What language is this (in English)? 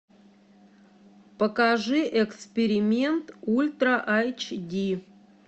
Russian